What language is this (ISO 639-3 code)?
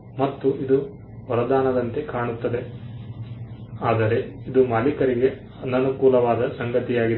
kan